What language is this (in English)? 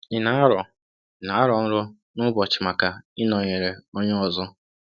Igbo